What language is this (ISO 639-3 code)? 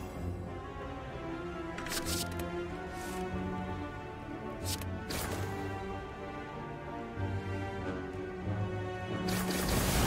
kor